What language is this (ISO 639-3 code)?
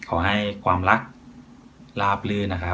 tha